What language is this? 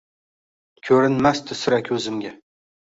Uzbek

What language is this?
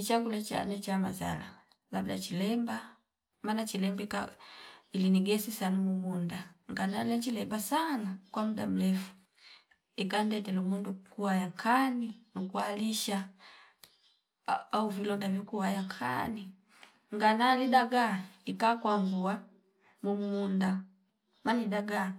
Fipa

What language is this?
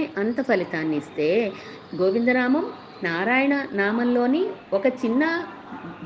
Telugu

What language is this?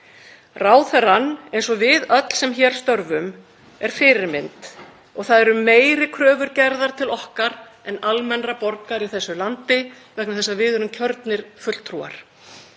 Icelandic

